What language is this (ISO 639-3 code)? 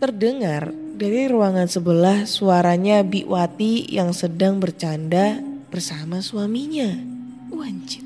ind